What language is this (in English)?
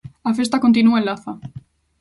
Galician